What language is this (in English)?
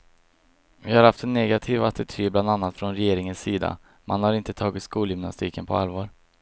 Swedish